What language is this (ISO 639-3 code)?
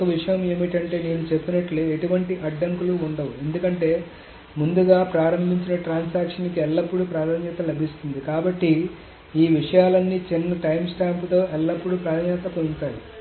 tel